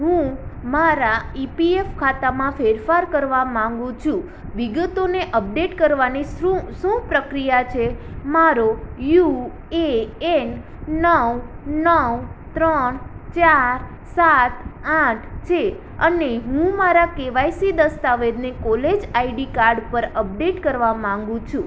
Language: Gujarati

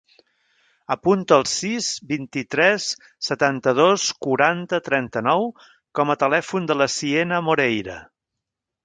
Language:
Catalan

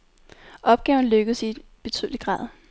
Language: Danish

